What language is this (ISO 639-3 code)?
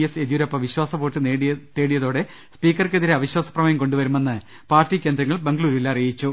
mal